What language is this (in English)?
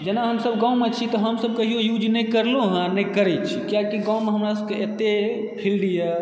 Maithili